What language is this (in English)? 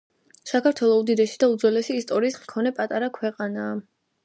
Georgian